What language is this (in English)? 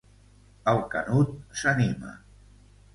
Catalan